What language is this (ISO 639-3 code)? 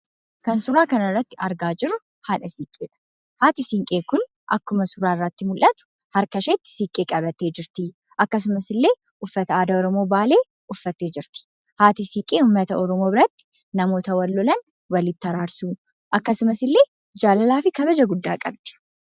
orm